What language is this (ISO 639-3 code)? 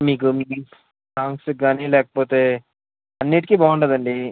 tel